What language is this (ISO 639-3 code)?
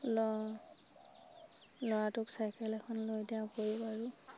asm